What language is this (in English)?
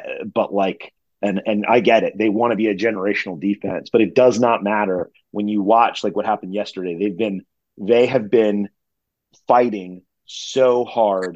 English